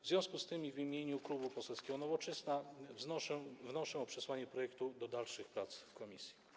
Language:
Polish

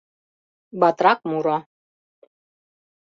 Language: Mari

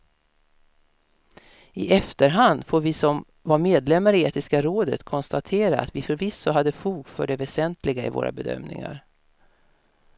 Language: Swedish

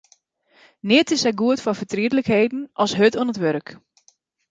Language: Western Frisian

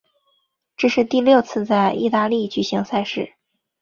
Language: Chinese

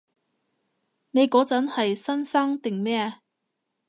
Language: Cantonese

